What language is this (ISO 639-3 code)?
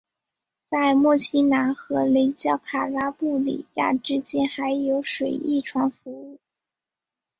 zho